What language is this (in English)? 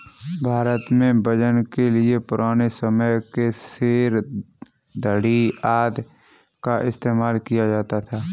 Hindi